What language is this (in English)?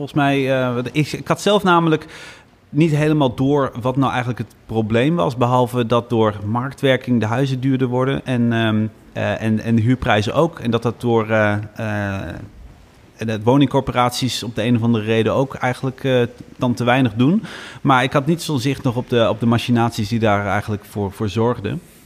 Dutch